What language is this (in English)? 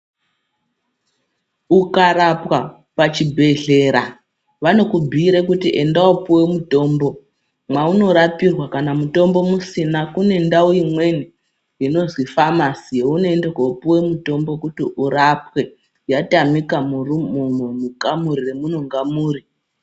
Ndau